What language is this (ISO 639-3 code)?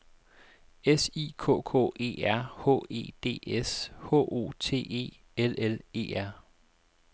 dan